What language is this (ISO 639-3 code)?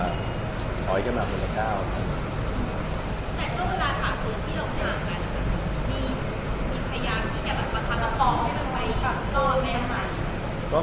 tha